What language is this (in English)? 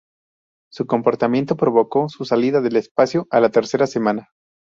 Spanish